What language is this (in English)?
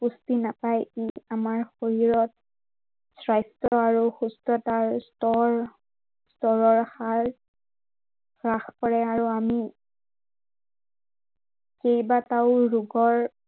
Assamese